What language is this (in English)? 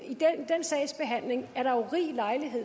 Danish